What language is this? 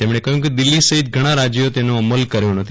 Gujarati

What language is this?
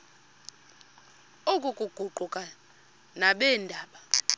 Xhosa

